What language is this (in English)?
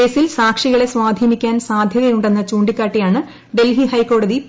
Malayalam